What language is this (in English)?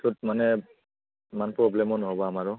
Assamese